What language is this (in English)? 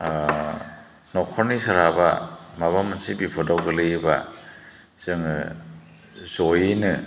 Bodo